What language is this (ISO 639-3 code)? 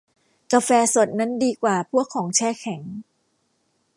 tha